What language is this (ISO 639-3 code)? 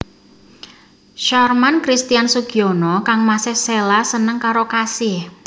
jav